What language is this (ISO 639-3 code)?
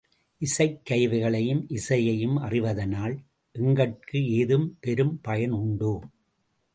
tam